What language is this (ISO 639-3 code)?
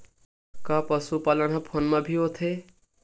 hne